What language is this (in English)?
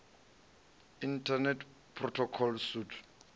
Venda